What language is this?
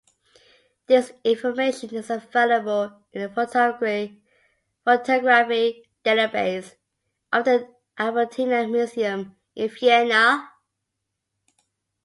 English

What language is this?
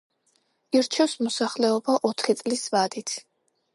Georgian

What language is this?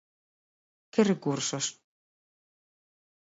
Galician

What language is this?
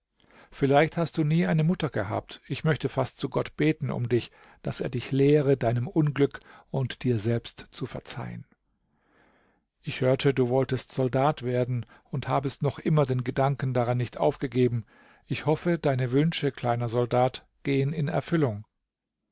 German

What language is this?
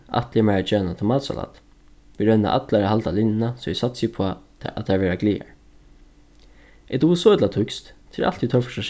Faroese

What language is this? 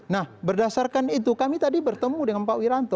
Indonesian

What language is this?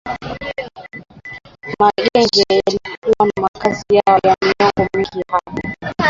Swahili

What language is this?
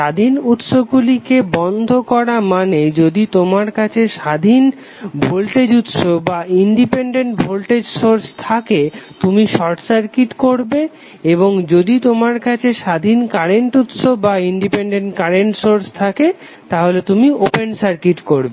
Bangla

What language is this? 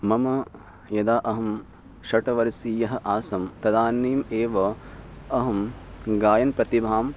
Sanskrit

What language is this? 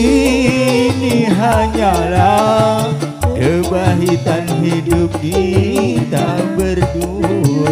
Indonesian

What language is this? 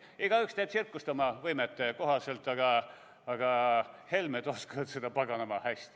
Estonian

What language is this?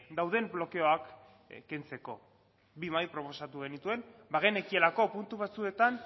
Basque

